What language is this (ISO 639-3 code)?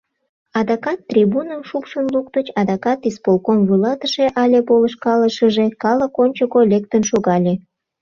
chm